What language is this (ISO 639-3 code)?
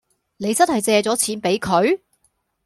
yue